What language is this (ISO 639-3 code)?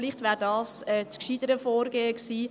gsw